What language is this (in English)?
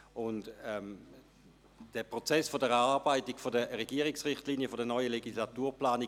Swiss German